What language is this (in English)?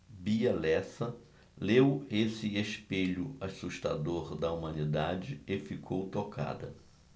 Portuguese